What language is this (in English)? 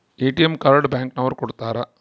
Kannada